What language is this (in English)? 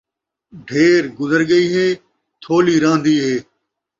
Saraiki